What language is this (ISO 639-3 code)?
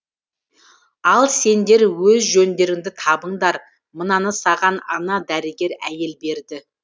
kaz